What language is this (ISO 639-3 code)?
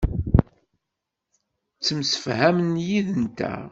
kab